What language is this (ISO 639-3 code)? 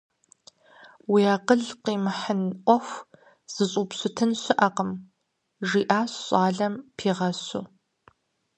kbd